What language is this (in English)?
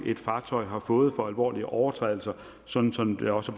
Danish